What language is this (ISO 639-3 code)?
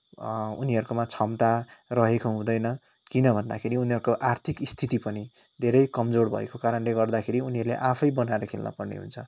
nep